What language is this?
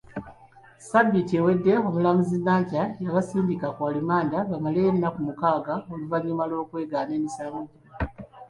Ganda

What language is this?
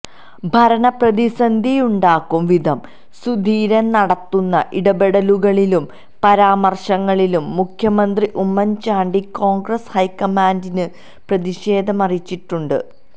Malayalam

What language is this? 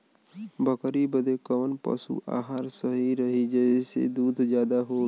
Bhojpuri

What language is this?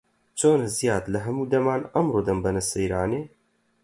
Central Kurdish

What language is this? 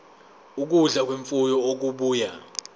Zulu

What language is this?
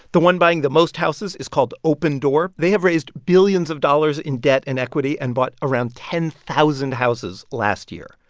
English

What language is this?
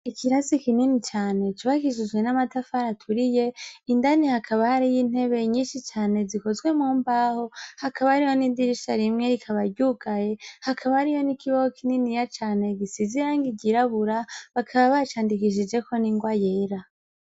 Rundi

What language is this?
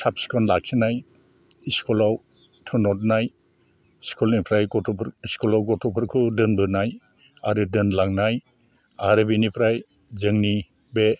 Bodo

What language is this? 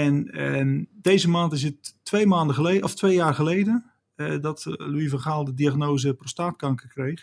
Dutch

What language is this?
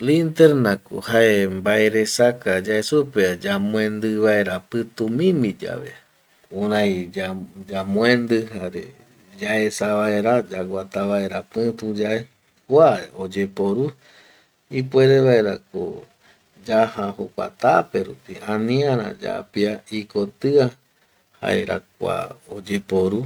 Eastern Bolivian Guaraní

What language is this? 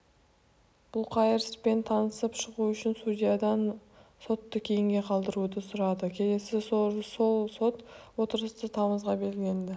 Kazakh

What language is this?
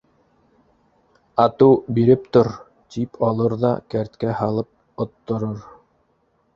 Bashkir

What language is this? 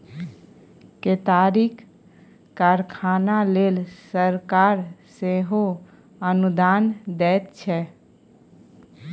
Maithili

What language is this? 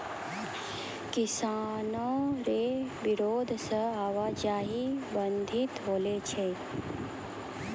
Maithili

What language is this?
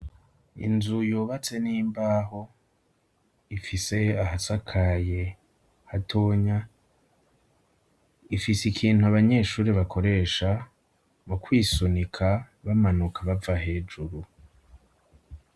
Rundi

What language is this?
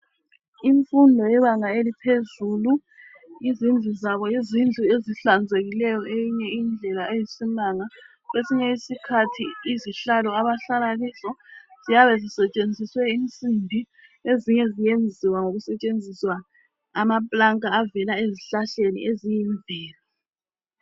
North Ndebele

